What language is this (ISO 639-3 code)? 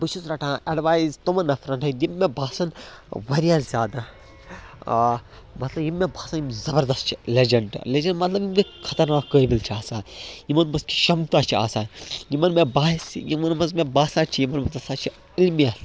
kas